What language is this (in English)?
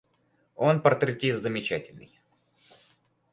Russian